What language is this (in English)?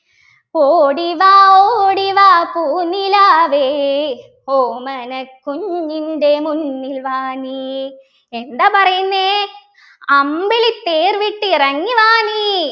Malayalam